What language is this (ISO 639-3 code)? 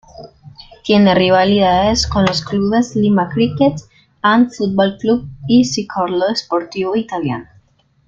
spa